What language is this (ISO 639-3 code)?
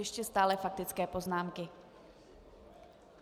ces